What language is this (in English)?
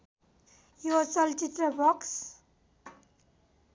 Nepali